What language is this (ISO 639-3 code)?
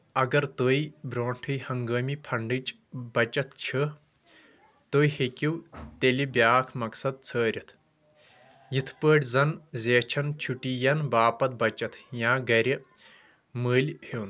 kas